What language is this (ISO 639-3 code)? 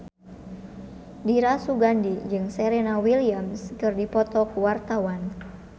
sun